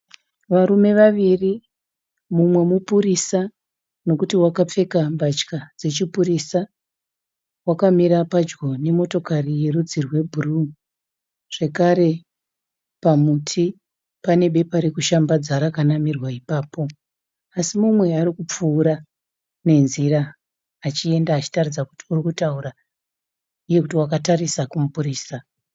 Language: Shona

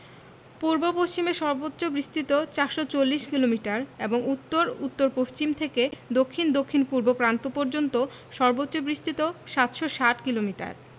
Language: Bangla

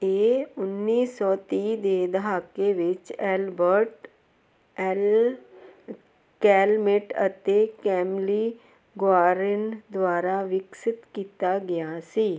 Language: Punjabi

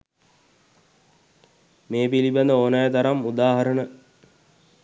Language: Sinhala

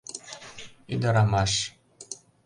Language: Mari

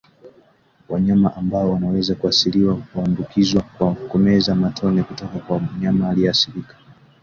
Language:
Swahili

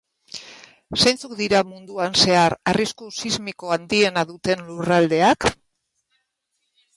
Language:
Basque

